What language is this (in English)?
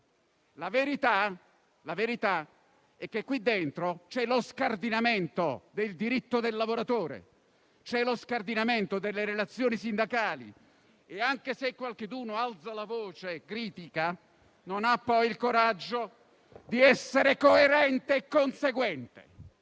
Italian